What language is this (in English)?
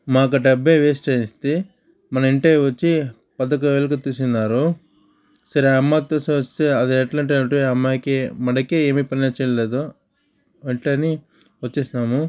Telugu